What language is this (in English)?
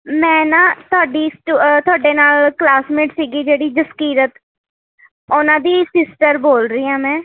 Punjabi